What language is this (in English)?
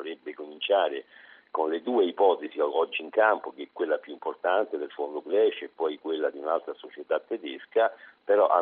Italian